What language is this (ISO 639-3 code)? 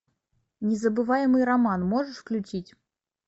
rus